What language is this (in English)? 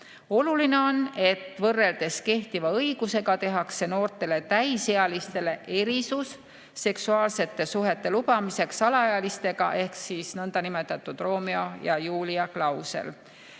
Estonian